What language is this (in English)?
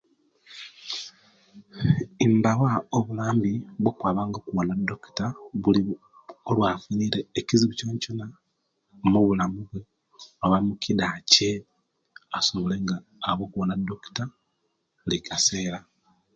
Kenyi